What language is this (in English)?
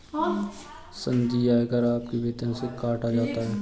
Hindi